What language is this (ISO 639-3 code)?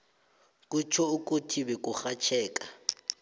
nbl